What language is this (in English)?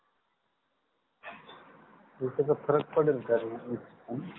Marathi